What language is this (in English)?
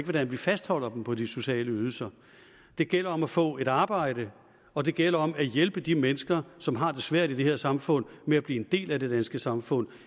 Danish